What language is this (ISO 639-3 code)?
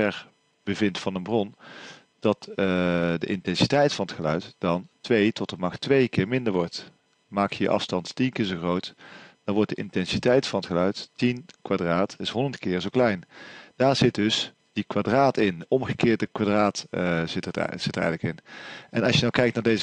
nld